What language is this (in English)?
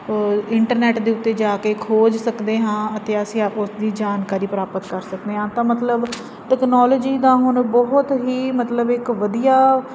Punjabi